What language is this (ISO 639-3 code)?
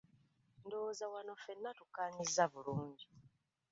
lug